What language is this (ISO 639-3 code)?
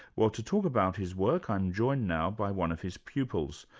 eng